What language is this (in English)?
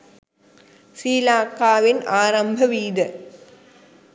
Sinhala